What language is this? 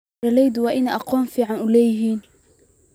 Somali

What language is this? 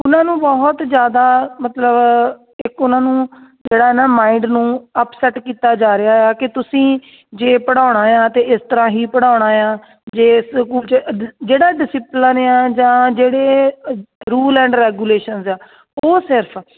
Punjabi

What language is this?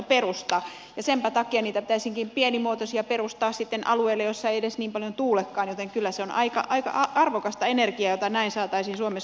Finnish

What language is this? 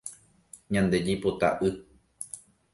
Guarani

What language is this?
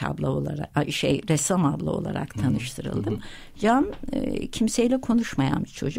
Turkish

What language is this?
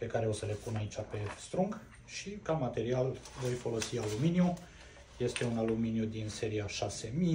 Romanian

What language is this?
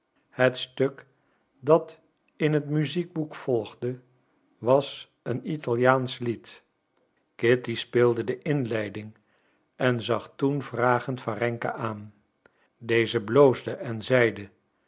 Dutch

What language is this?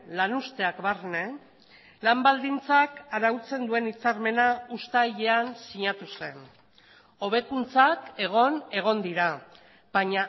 Basque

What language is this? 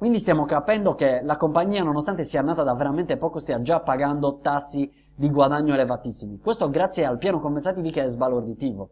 Italian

